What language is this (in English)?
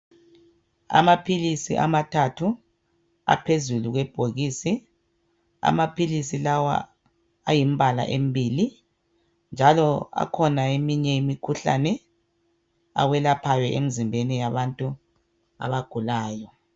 North Ndebele